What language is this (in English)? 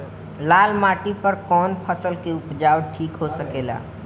Bhojpuri